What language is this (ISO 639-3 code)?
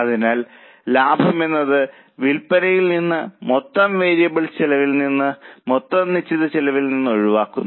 mal